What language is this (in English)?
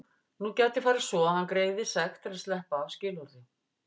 Icelandic